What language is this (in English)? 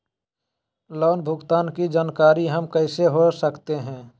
Magahi